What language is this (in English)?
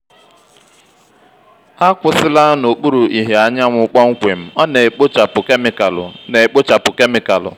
Igbo